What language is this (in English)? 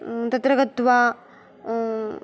Sanskrit